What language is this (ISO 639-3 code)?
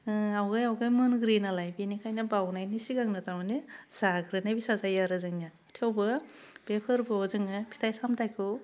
brx